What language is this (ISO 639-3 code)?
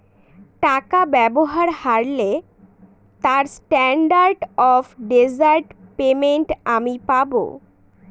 ben